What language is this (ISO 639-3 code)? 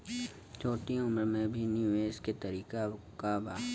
bho